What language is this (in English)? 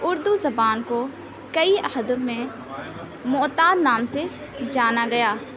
Urdu